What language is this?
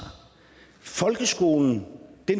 Danish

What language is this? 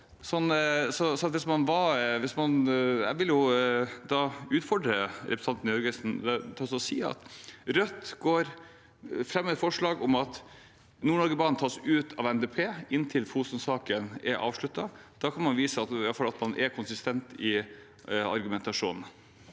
Norwegian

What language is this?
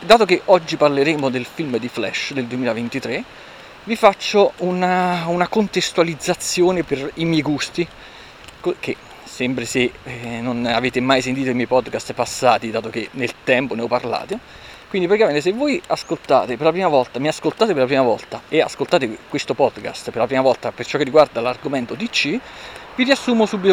Italian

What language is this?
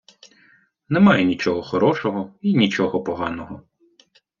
Ukrainian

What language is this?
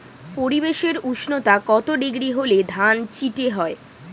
Bangla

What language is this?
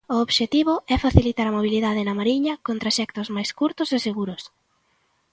Galician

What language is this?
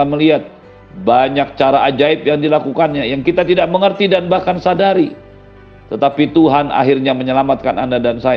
Indonesian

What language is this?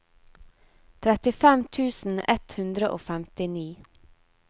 Norwegian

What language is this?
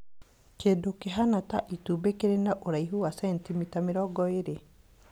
Kikuyu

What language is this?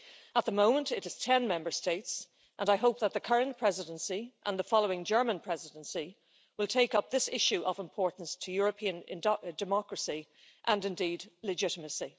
English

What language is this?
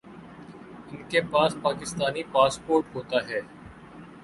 Urdu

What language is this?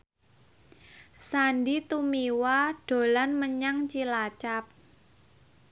Javanese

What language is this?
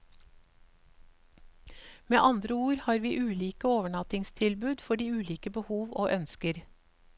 Norwegian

